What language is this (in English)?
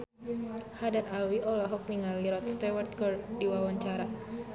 Sundanese